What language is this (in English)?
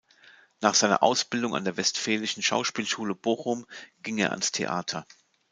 German